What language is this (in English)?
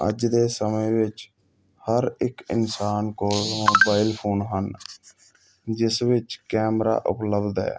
Punjabi